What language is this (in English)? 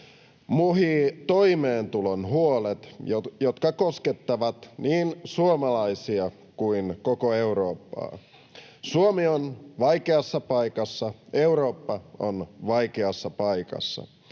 Finnish